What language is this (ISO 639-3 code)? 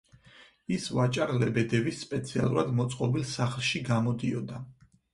kat